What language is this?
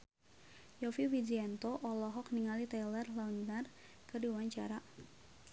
Sundanese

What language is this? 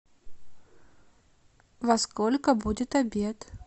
Russian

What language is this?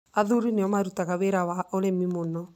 Kikuyu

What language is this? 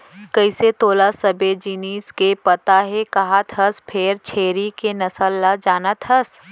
Chhattisgarhi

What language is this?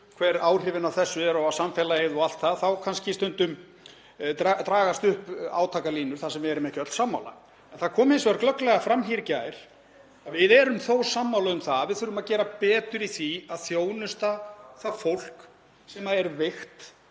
Icelandic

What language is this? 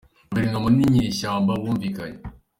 Kinyarwanda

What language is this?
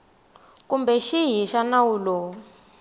Tsonga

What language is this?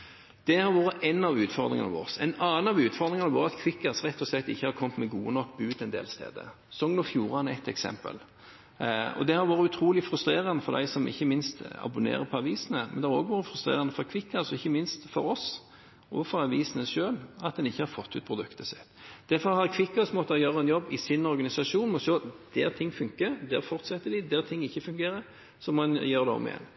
Norwegian Bokmål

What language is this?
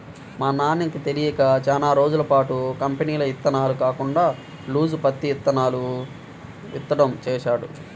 Telugu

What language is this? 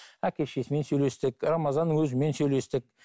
Kazakh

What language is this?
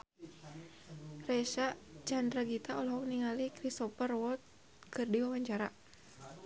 Sundanese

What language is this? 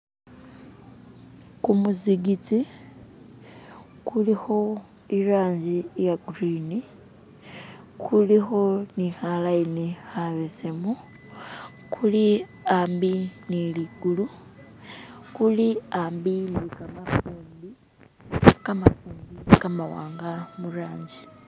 Masaaba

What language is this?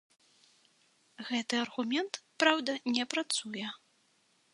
Belarusian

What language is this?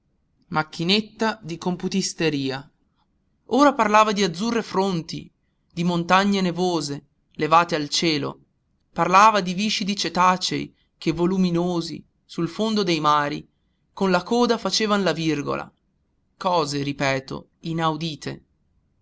Italian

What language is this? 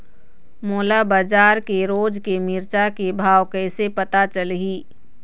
Chhattisgarhi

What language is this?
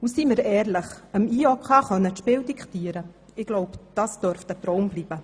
Swiss German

